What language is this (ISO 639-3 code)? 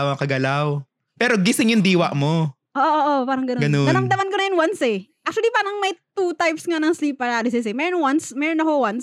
fil